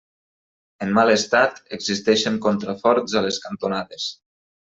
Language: Catalan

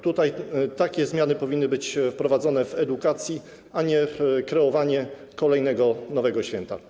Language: Polish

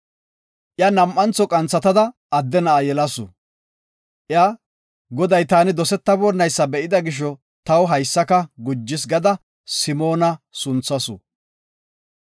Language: Gofa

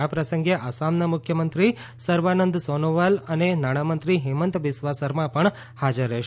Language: Gujarati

